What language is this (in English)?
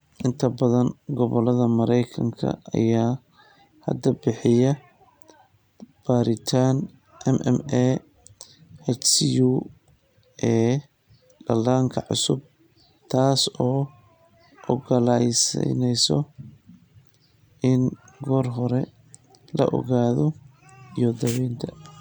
Somali